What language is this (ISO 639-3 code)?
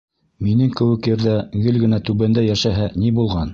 bak